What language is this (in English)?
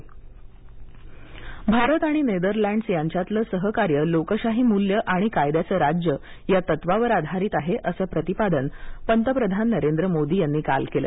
Marathi